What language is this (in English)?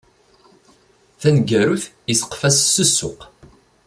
Kabyle